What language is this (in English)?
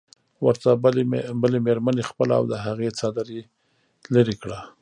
Pashto